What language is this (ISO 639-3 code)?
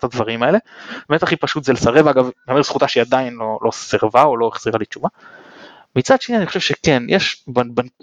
heb